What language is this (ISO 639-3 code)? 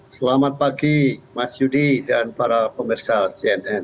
ind